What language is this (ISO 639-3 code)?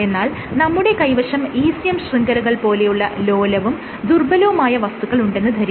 mal